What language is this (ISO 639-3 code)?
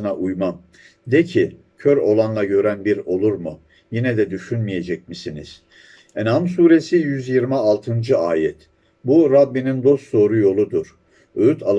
tur